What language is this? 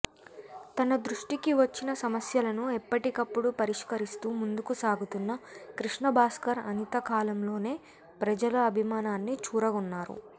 Telugu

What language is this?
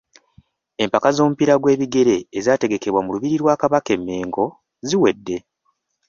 Ganda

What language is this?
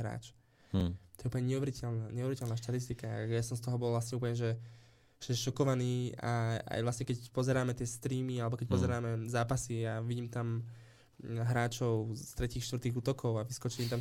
Slovak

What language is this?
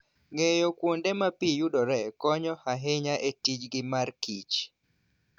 Luo (Kenya and Tanzania)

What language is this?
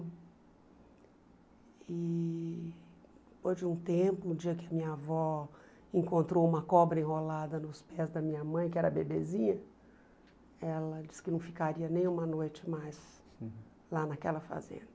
Portuguese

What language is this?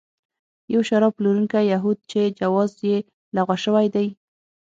Pashto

